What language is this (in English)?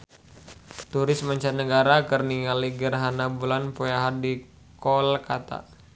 Sundanese